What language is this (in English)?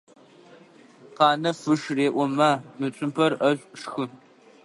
Adyghe